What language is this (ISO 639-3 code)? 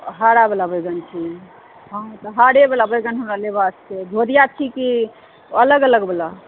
mai